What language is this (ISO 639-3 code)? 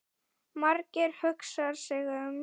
isl